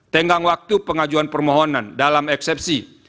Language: Indonesian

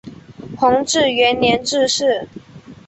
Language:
Chinese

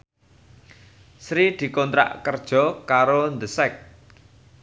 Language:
Javanese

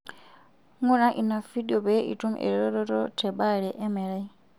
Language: Masai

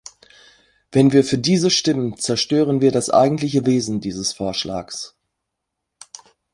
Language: German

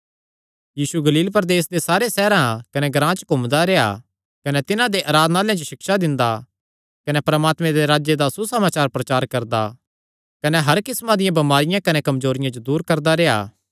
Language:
Kangri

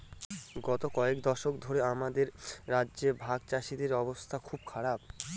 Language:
Bangla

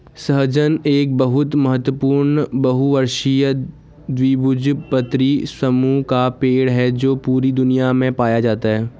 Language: Hindi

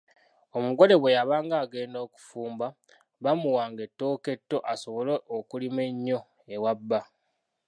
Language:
Ganda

